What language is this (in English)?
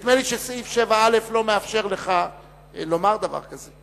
Hebrew